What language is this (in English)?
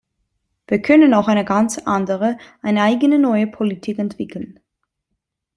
German